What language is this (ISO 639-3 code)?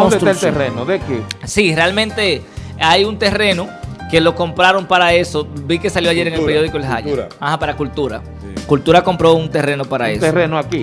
spa